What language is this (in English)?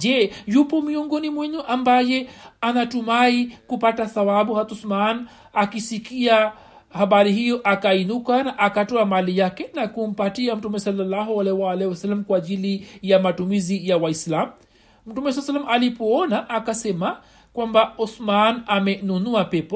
Swahili